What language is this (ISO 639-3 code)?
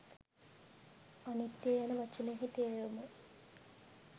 sin